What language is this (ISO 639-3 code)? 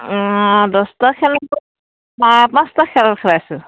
asm